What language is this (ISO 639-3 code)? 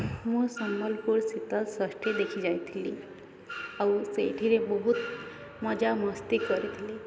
ori